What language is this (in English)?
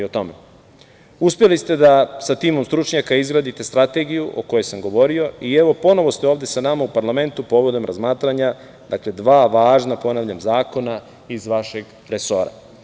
Serbian